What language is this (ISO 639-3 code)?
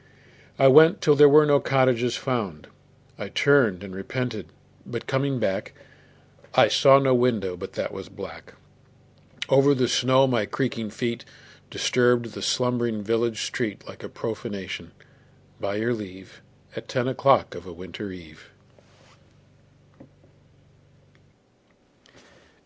eng